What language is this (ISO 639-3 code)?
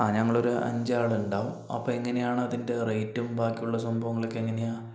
mal